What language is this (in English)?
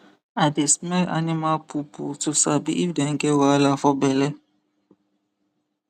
Nigerian Pidgin